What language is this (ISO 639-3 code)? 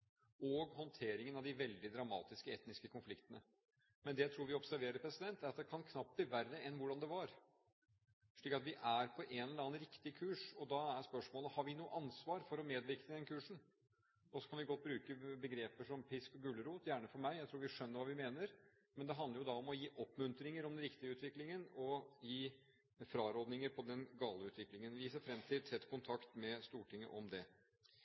nob